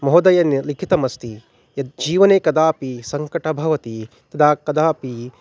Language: Sanskrit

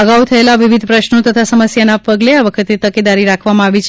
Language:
Gujarati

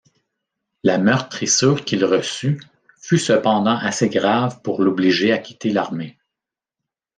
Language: French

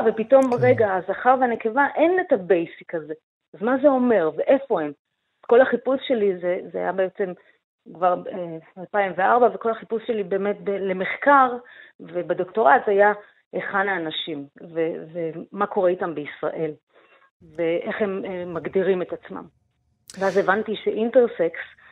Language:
Hebrew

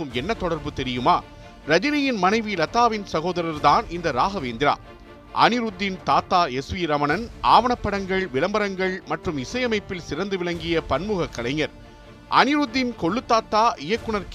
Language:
Tamil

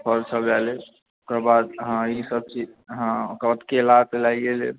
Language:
Maithili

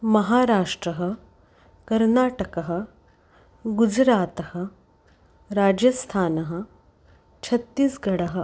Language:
Sanskrit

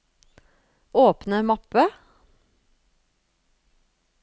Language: Norwegian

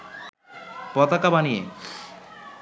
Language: Bangla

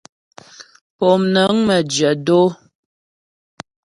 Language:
Ghomala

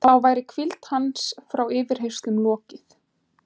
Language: Icelandic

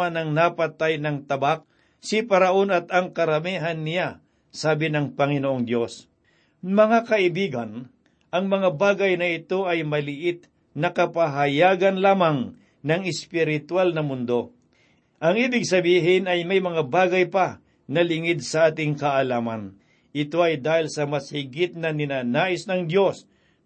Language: Filipino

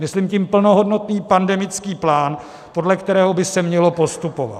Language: Czech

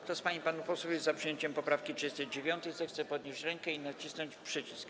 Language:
Polish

